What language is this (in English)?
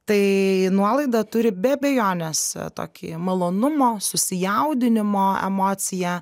Lithuanian